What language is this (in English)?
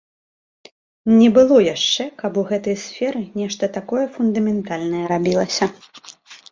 Belarusian